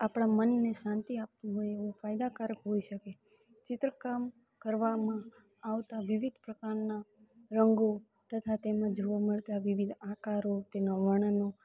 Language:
Gujarati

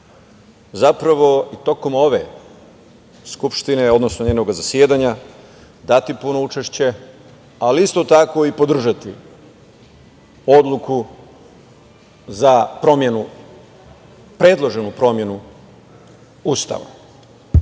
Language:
Serbian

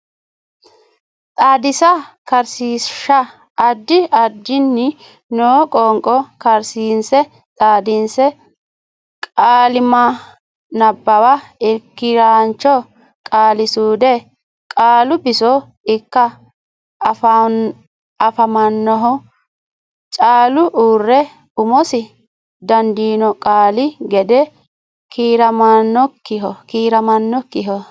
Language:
Sidamo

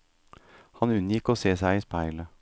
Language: Norwegian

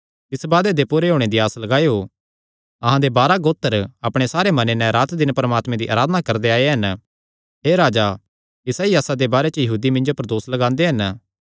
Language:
Kangri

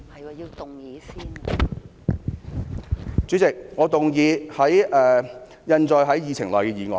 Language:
Cantonese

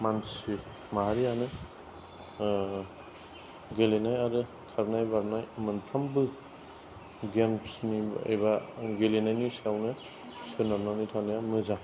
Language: Bodo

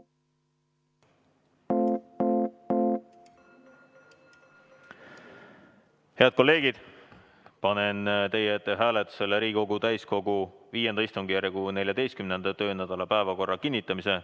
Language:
Estonian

